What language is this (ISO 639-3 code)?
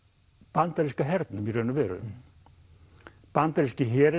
isl